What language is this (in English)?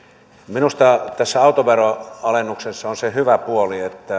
Finnish